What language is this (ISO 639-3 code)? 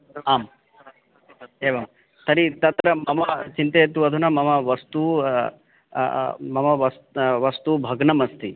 san